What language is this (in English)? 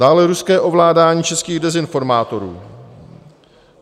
Czech